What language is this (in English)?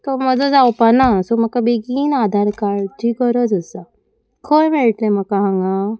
Konkani